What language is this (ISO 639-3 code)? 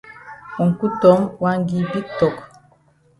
wes